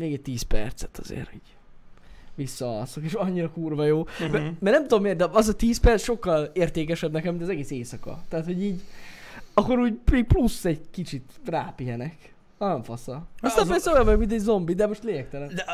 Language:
Hungarian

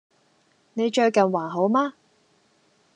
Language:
Cantonese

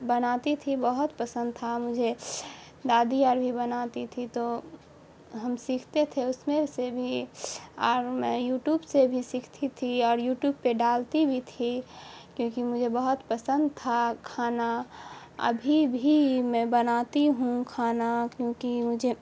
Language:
Urdu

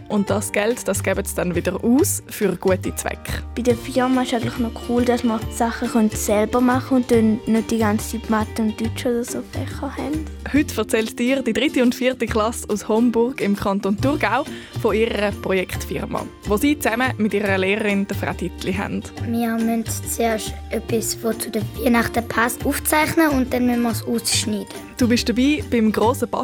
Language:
German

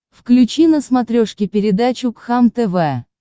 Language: Russian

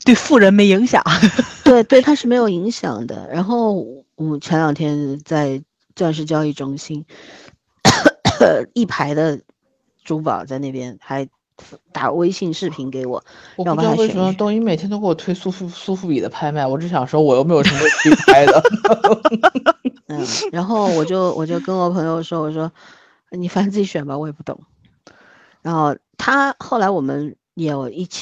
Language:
Chinese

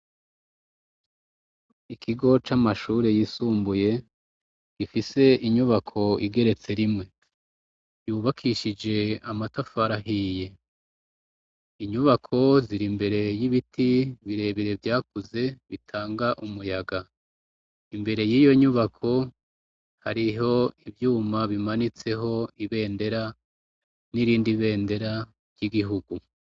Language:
Rundi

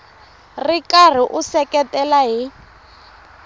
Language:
Tsonga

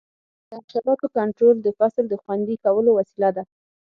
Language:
Pashto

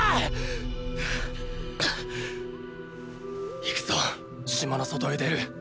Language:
Japanese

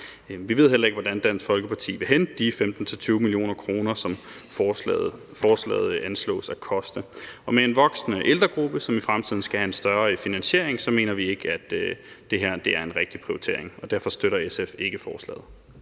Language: Danish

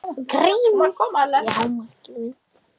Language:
Icelandic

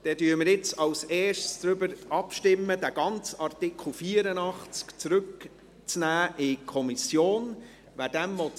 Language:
Swiss German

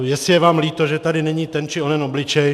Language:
Czech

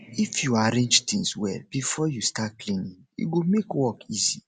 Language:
Nigerian Pidgin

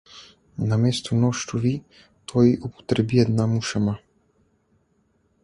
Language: Bulgarian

